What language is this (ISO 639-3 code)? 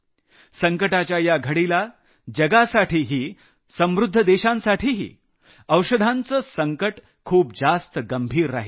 mar